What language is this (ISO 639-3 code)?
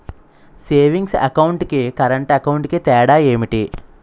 tel